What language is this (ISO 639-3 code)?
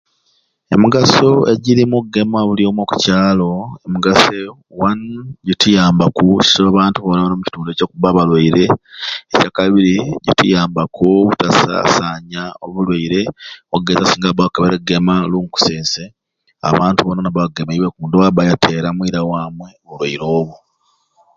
ruc